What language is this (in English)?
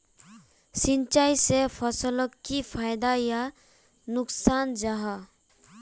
Magahi